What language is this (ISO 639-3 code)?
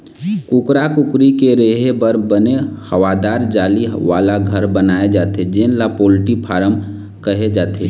hne